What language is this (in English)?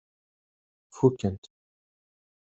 Kabyle